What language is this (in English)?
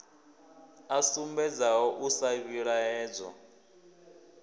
Venda